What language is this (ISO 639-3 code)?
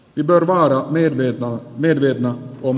fin